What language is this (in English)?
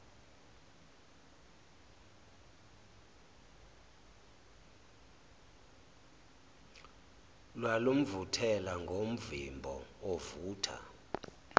Zulu